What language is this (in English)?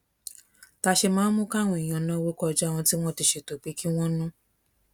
Yoruba